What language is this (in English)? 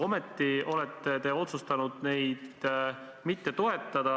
Estonian